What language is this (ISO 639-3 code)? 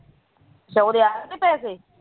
pan